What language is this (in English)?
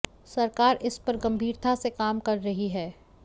Hindi